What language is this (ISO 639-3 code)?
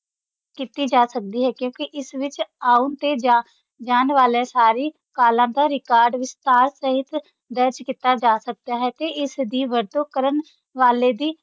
pan